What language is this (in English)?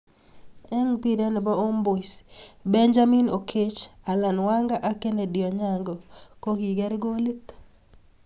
Kalenjin